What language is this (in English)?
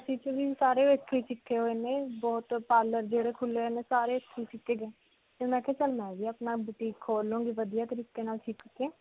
Punjabi